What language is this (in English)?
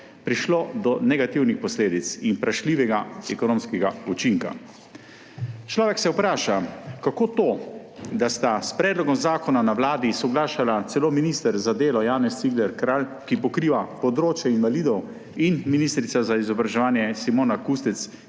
Slovenian